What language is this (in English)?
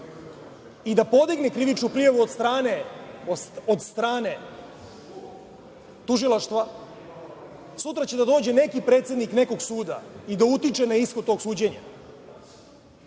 Serbian